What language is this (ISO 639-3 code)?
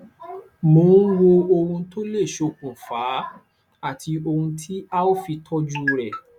yor